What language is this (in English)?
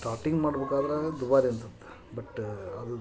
Kannada